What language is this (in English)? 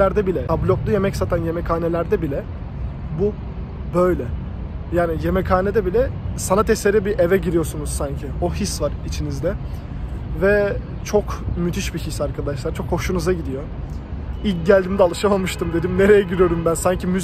Turkish